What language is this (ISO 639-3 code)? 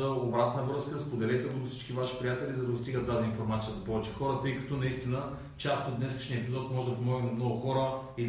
bul